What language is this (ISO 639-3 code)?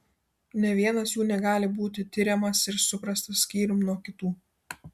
lit